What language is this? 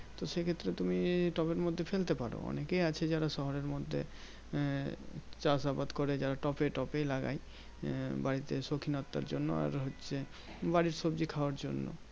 Bangla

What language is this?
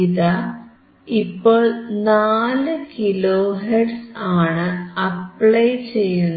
Malayalam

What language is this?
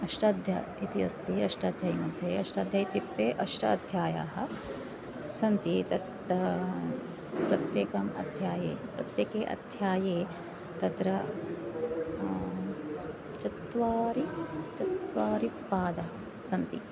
Sanskrit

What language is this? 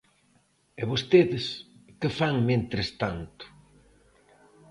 Galician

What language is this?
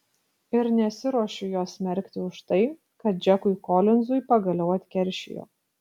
Lithuanian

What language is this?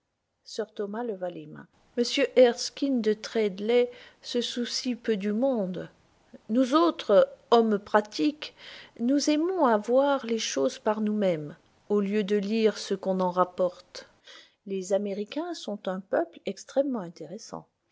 French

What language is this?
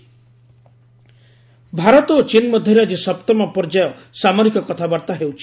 Odia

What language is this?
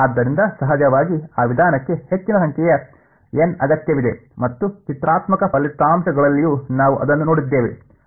Kannada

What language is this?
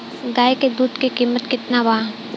Bhojpuri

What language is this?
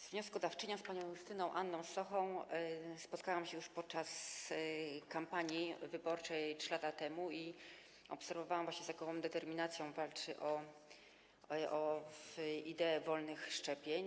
Polish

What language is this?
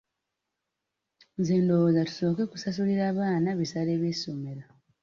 Ganda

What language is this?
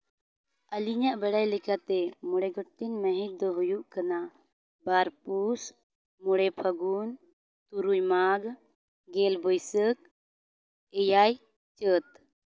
Santali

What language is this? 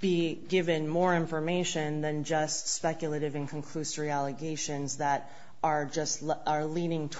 English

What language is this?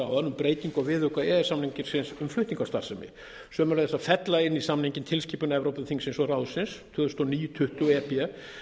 Icelandic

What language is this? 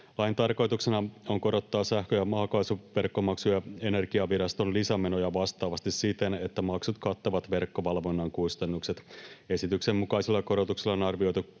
Finnish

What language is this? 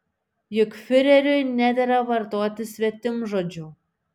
Lithuanian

